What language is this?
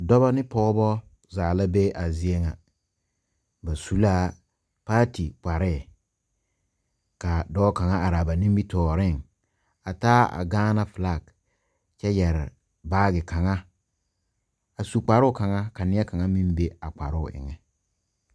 Southern Dagaare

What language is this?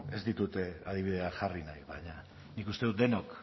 Basque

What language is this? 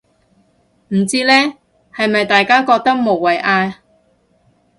Cantonese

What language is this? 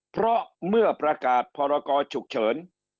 Thai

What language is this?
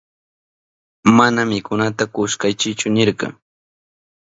Southern Pastaza Quechua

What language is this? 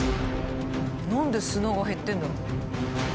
Japanese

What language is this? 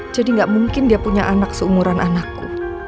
Indonesian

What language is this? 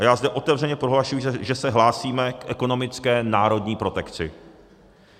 Czech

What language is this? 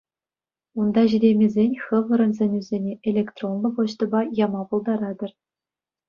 Chuvash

